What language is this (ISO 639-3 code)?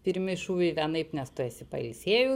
lit